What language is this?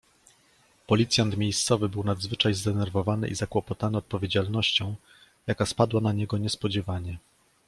Polish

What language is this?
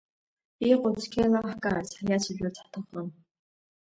Abkhazian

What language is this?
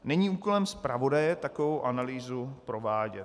Czech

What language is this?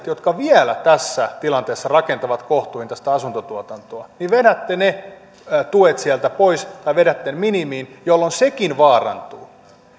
Finnish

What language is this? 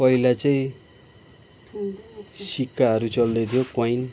Nepali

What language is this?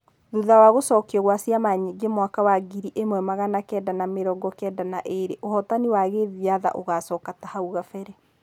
Kikuyu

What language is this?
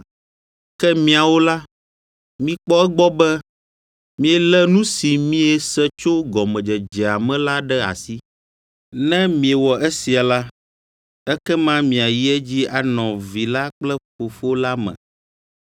Ewe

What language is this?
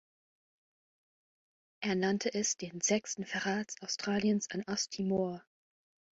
German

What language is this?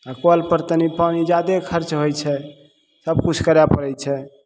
Maithili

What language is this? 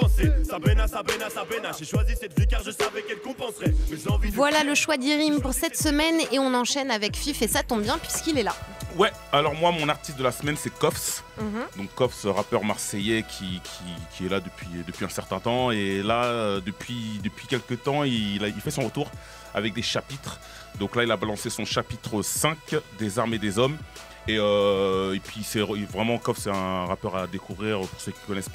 French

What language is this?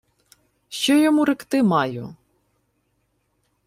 Ukrainian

